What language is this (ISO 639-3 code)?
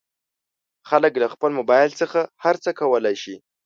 pus